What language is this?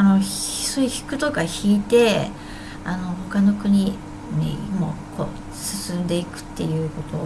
Japanese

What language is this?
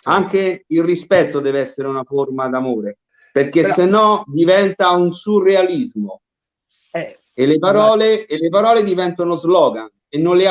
Italian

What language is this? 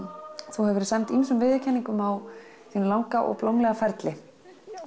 Icelandic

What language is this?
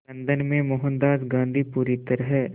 Hindi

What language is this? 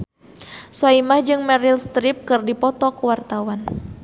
Sundanese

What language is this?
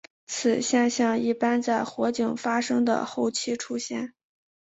Chinese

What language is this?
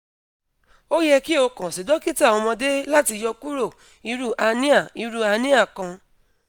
Yoruba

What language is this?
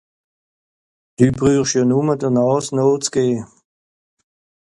Swiss German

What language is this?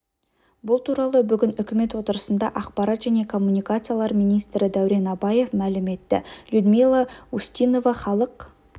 Kazakh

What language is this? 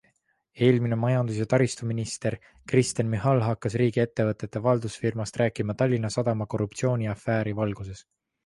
Estonian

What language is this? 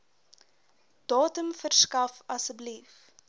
Afrikaans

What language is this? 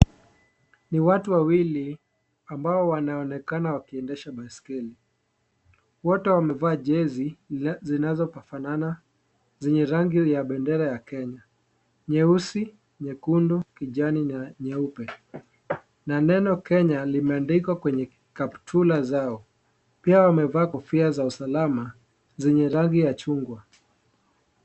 Swahili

